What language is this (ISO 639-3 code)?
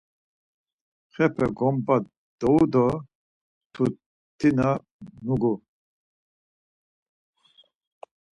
lzz